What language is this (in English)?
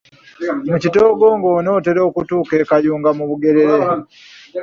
Ganda